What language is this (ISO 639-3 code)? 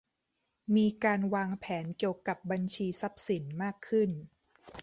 tha